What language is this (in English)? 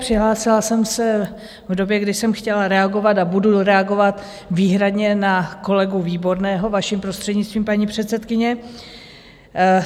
Czech